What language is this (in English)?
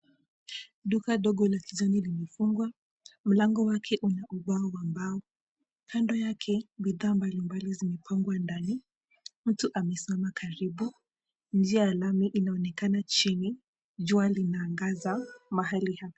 Swahili